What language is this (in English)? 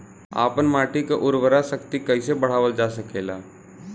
Bhojpuri